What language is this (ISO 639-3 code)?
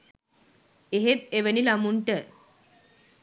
sin